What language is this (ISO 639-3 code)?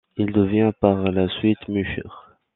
fra